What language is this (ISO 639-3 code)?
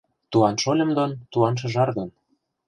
chm